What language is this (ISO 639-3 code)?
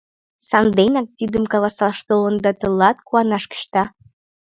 chm